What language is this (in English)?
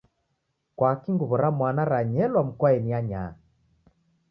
Taita